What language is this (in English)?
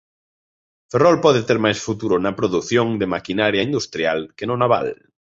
Galician